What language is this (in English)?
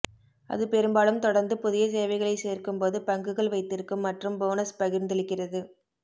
Tamil